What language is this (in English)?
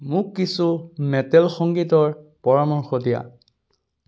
Assamese